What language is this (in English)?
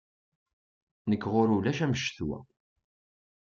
Kabyle